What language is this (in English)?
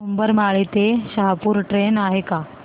Marathi